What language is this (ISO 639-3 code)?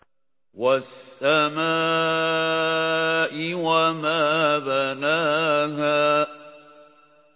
ara